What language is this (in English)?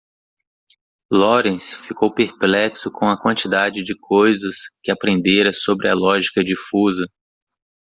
Portuguese